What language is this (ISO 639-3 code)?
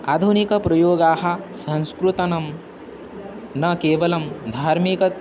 san